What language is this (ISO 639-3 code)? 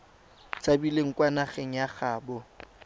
tsn